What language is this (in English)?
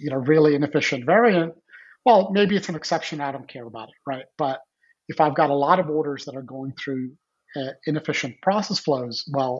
English